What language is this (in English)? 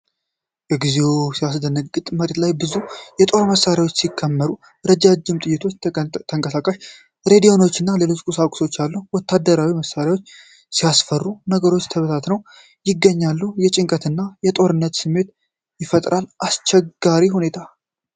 Amharic